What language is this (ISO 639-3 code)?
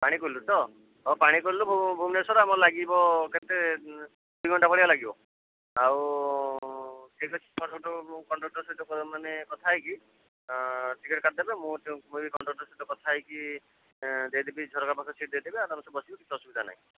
ori